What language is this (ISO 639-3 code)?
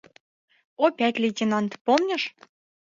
chm